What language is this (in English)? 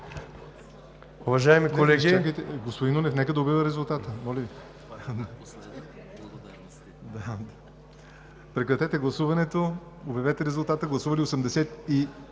Bulgarian